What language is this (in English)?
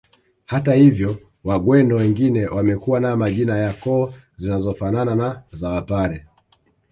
Swahili